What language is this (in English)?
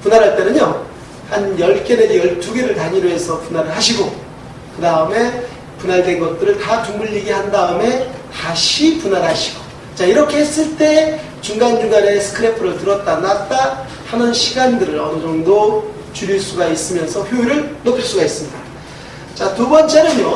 Korean